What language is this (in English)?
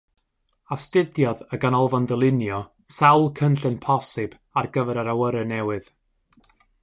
Welsh